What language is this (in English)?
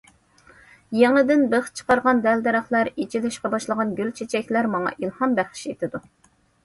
Uyghur